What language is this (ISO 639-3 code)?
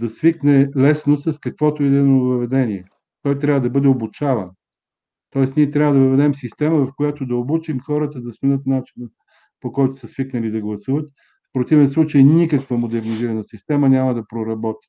bul